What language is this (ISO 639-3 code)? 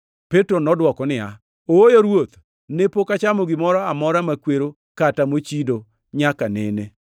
luo